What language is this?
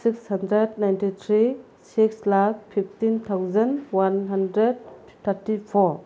Manipuri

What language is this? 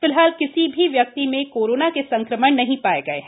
Hindi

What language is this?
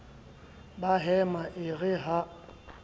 Southern Sotho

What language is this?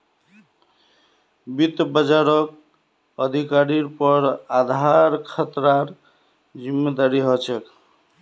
Magahi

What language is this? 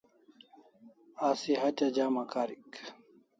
Kalasha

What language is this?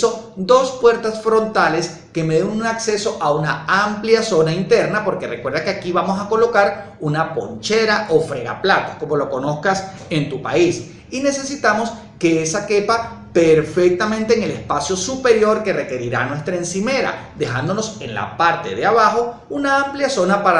Spanish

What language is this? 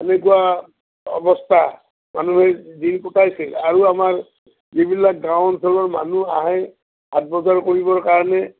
Assamese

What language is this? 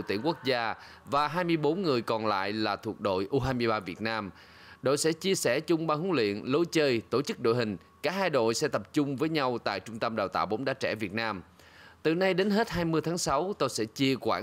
Vietnamese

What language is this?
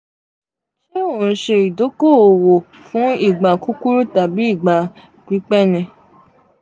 Yoruba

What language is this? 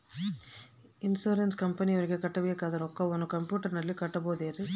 Kannada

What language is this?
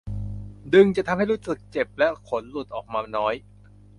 Thai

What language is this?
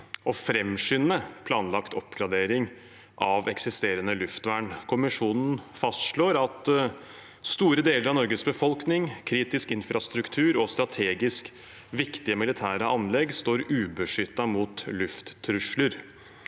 Norwegian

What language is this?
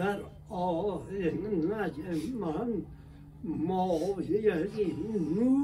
Persian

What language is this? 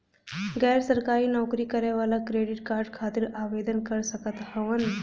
Bhojpuri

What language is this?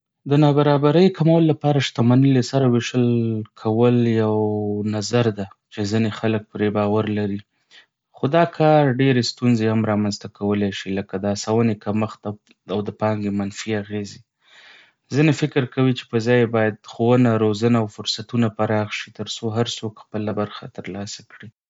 Pashto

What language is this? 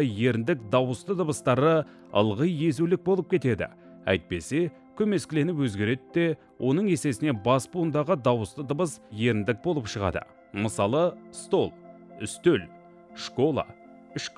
Turkish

